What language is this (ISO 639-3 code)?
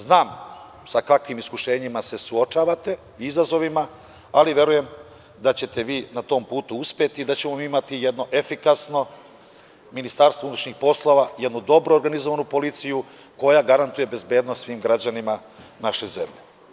srp